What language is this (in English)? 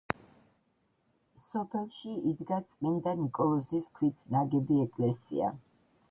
Georgian